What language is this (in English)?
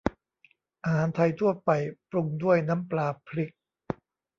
Thai